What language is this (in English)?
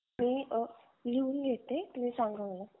Marathi